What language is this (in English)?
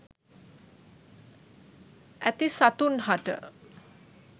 Sinhala